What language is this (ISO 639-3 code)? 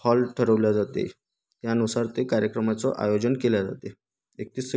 mar